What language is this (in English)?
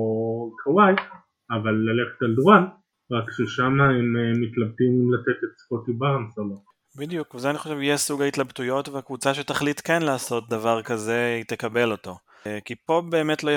Hebrew